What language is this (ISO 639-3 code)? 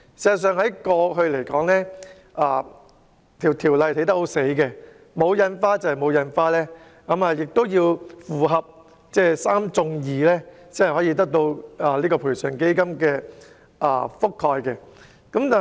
yue